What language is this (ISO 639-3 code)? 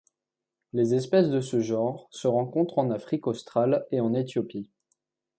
fra